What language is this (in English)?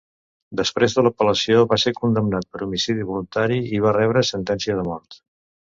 Catalan